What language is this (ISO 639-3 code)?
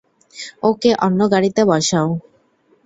ben